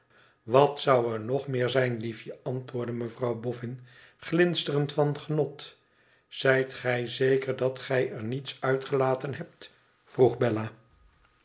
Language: Dutch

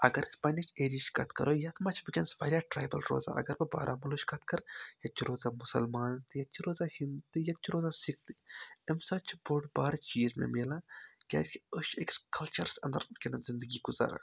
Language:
Kashmiri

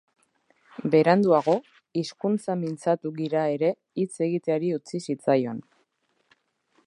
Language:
Basque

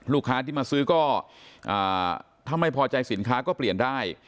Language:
Thai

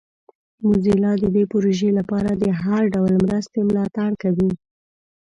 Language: Pashto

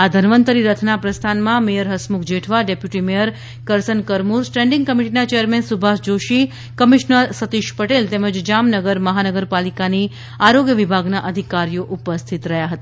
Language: Gujarati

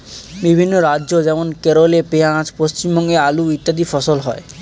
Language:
Bangla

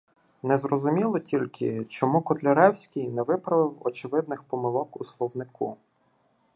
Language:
Ukrainian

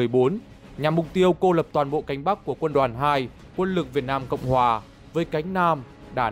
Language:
Vietnamese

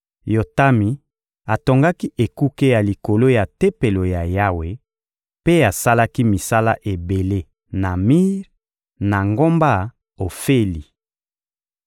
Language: Lingala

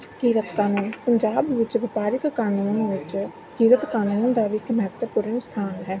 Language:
Punjabi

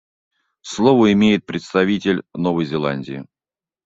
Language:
Russian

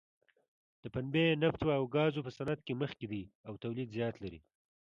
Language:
Pashto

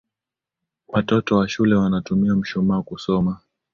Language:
Swahili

